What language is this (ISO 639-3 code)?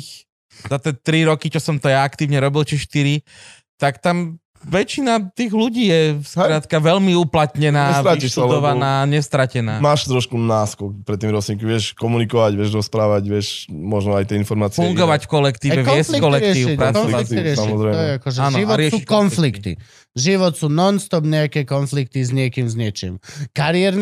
slk